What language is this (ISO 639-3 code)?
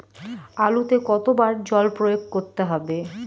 ben